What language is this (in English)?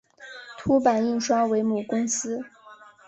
Chinese